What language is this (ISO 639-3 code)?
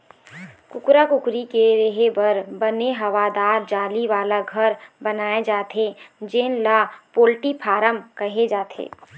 hne